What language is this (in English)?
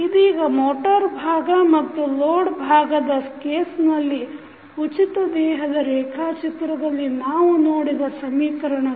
Kannada